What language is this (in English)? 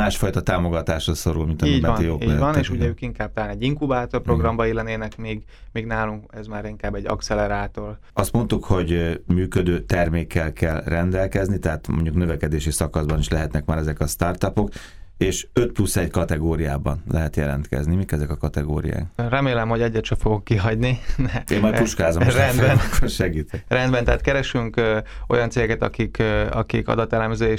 Hungarian